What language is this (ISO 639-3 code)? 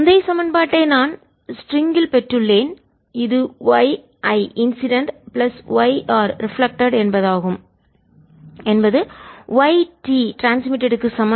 tam